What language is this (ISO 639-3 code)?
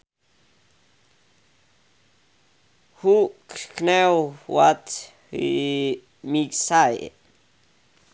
sun